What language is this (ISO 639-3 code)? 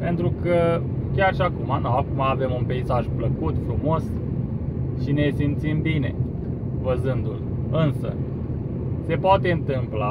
ron